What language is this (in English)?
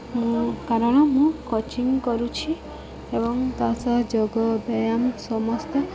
Odia